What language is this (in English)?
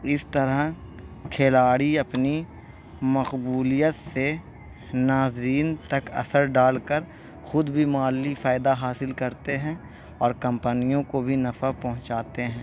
Urdu